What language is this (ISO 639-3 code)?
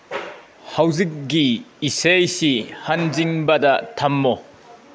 mni